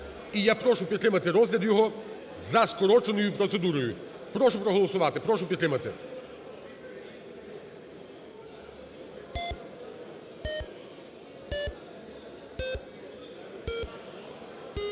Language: Ukrainian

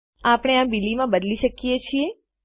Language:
Gujarati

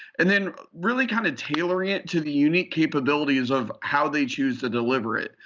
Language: English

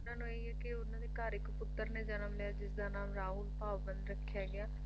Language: Punjabi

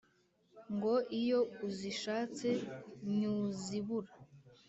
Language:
Kinyarwanda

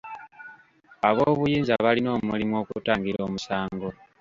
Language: Ganda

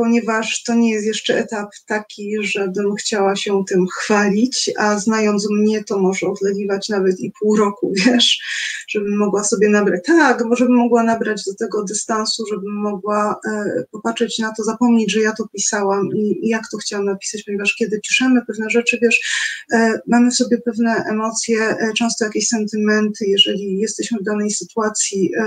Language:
Polish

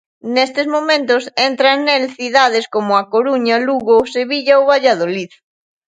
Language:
Galician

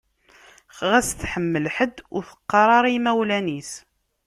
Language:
Kabyle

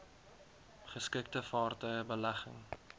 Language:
Afrikaans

